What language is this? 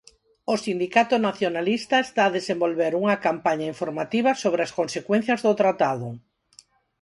Galician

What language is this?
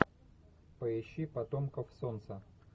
Russian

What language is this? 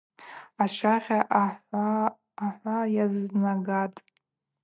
Abaza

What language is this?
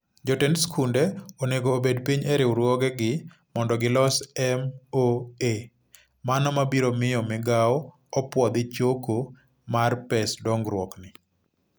Luo (Kenya and Tanzania)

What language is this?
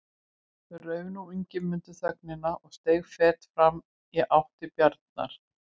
Icelandic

